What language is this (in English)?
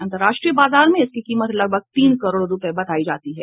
Hindi